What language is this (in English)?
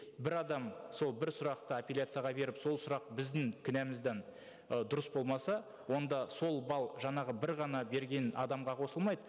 Kazakh